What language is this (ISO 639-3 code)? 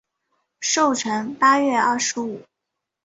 zho